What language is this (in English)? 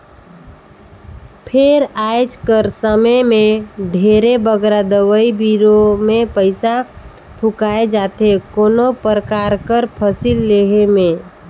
Chhattisgarhi